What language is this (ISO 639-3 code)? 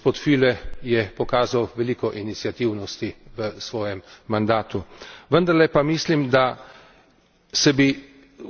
slv